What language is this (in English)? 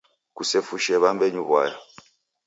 Taita